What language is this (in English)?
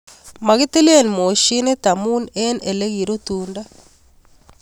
Kalenjin